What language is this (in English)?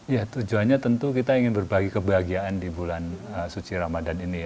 Indonesian